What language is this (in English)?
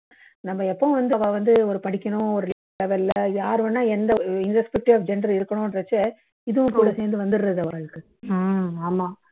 Tamil